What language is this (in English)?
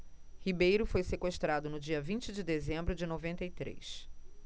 Portuguese